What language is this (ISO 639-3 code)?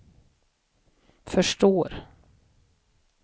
swe